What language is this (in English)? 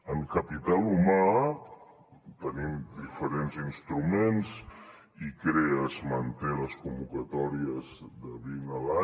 Catalan